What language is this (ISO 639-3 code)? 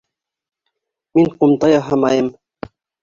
bak